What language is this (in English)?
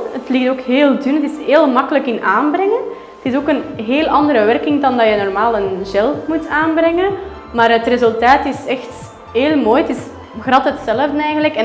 Dutch